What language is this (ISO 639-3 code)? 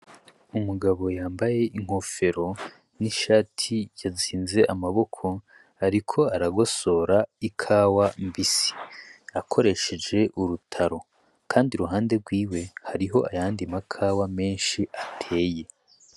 run